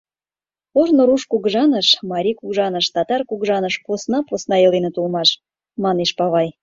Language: Mari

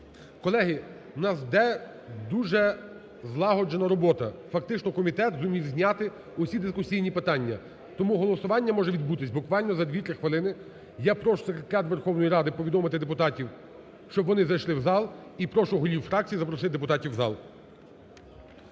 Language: Ukrainian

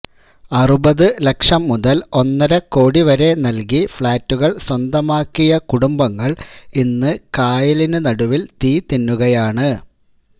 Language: Malayalam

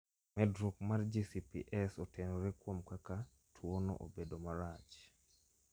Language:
Luo (Kenya and Tanzania)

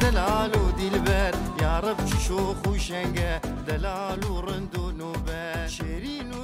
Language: Arabic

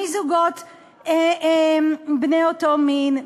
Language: Hebrew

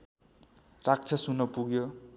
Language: Nepali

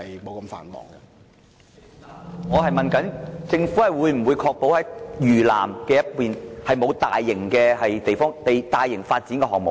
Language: Cantonese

